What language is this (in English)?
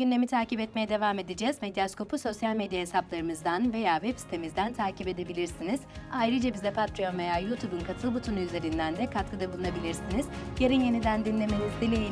Turkish